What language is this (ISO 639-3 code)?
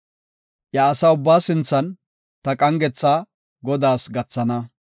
gof